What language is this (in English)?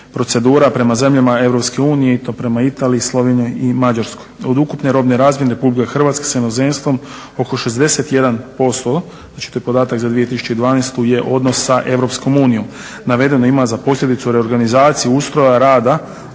Croatian